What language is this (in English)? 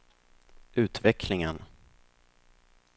Swedish